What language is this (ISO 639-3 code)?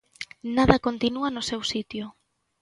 glg